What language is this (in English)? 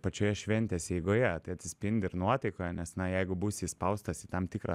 Lithuanian